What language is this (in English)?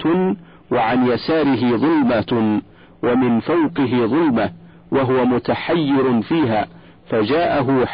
Arabic